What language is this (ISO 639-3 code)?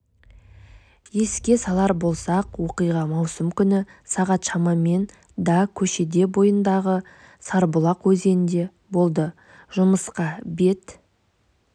kaz